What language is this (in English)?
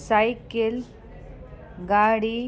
Sindhi